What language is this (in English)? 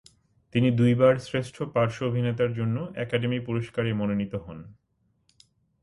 Bangla